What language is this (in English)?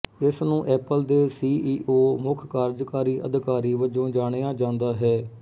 Punjabi